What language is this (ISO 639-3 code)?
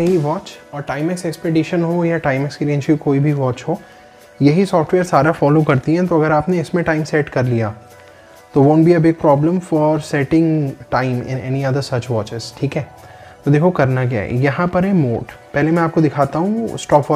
hin